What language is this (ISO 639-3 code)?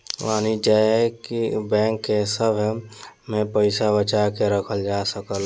bho